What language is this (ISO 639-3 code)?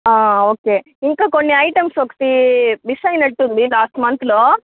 tel